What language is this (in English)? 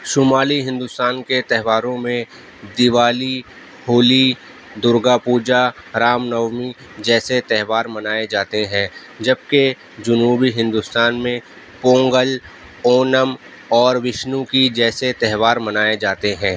Urdu